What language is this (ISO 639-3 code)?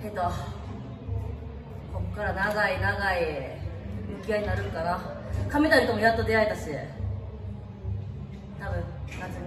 jpn